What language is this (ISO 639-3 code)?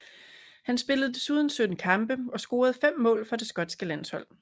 dan